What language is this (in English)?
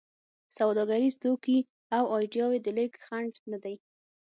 Pashto